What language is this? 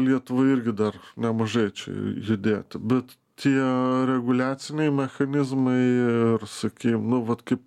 Lithuanian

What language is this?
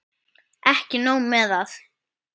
Icelandic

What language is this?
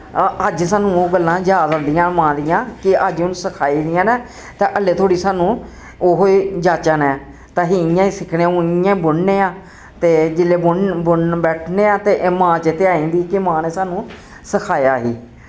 Dogri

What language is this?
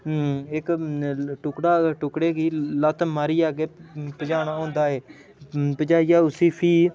Dogri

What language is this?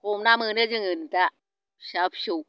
Bodo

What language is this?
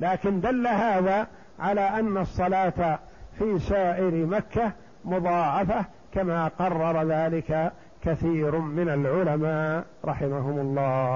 Arabic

